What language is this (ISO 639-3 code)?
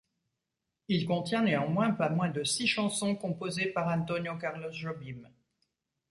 fra